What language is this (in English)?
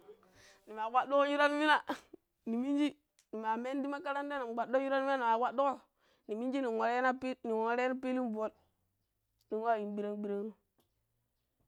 Pero